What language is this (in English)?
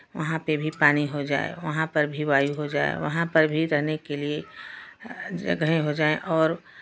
Hindi